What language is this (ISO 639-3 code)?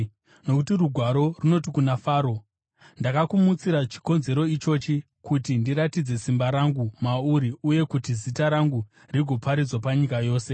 sna